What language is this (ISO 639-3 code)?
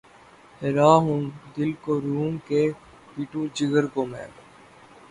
urd